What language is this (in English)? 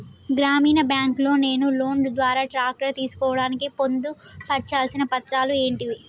Telugu